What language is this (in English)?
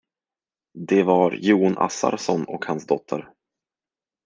Swedish